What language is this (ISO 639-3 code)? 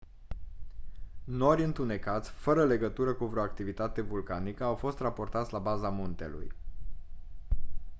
ron